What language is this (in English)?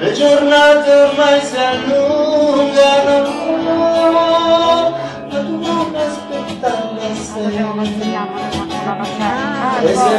Romanian